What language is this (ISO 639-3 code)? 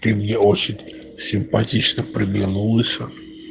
rus